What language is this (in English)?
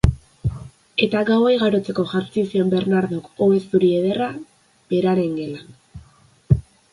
Basque